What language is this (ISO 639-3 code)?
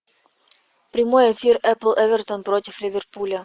rus